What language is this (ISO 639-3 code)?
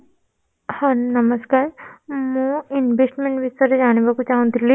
ori